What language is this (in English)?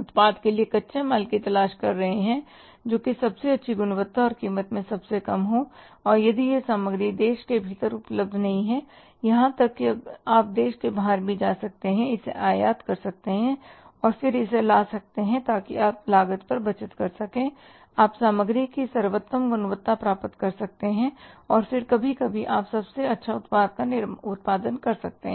Hindi